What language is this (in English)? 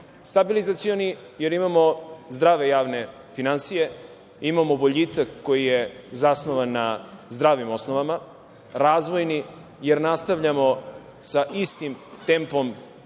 Serbian